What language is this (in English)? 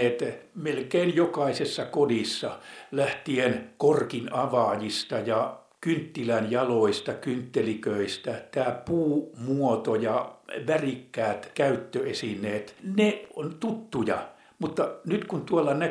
Finnish